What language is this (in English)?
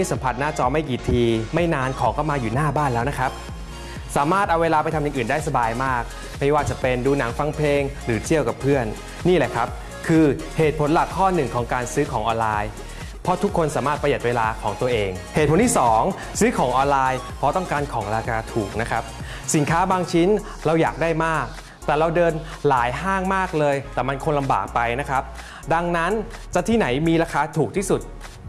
Thai